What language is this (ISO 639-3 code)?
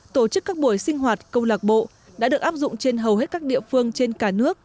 vie